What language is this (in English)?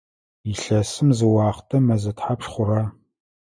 Adyghe